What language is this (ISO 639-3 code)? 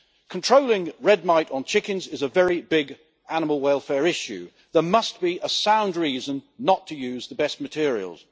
eng